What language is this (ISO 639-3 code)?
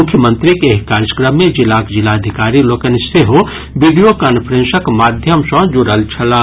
mai